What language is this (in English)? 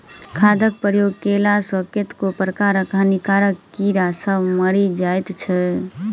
Maithili